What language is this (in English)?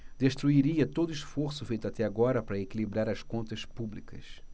Portuguese